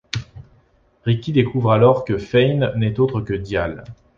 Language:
French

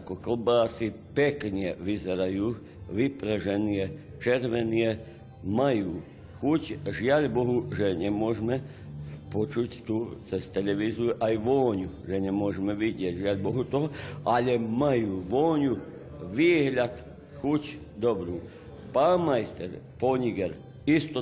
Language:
Slovak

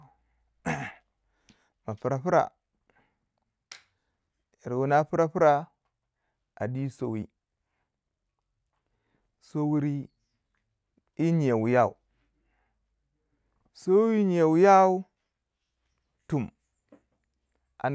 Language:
Waja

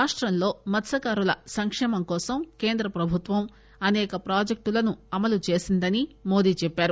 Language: Telugu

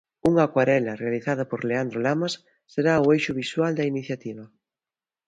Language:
Galician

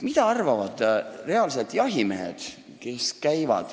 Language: Estonian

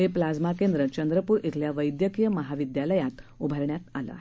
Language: Marathi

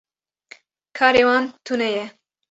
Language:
Kurdish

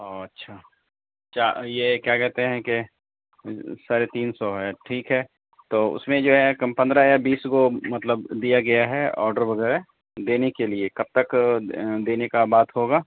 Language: Urdu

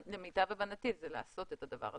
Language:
Hebrew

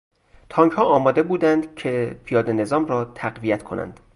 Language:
Persian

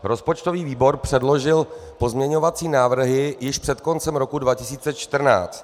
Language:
Czech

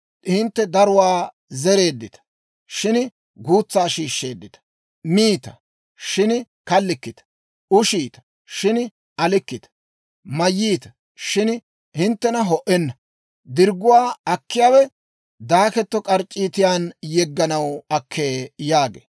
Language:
Dawro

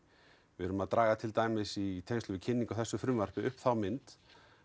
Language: Icelandic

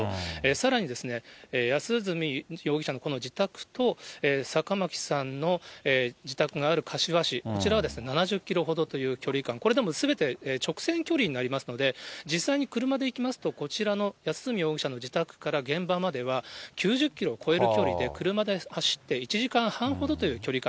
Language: Japanese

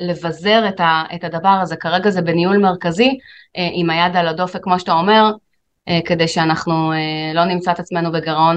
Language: Hebrew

